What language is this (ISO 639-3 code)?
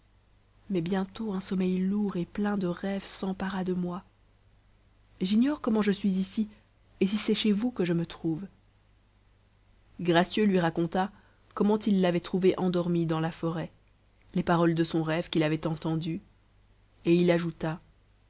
fra